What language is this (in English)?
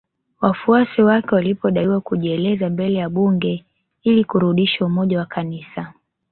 Swahili